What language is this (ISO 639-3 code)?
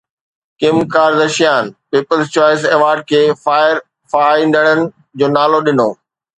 snd